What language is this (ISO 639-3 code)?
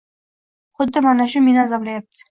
uzb